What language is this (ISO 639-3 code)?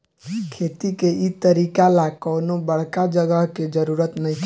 bho